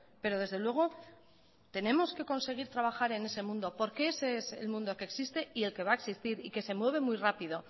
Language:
Spanish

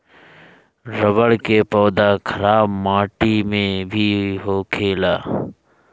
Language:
Bhojpuri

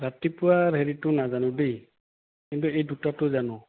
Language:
Assamese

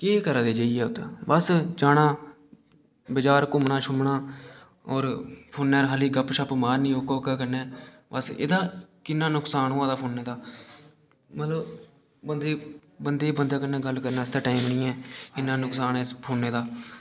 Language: Dogri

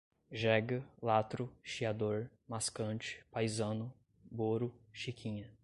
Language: Portuguese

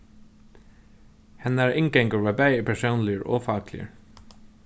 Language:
Faroese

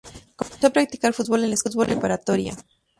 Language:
Spanish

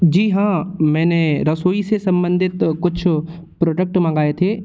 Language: Hindi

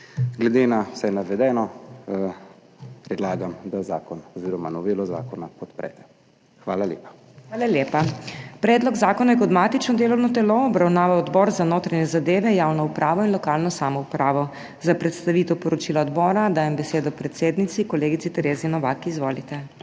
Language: Slovenian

